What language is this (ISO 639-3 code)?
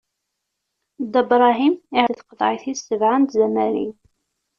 kab